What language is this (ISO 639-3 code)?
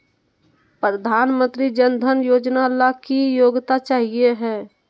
mag